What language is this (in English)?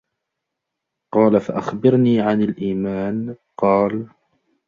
Arabic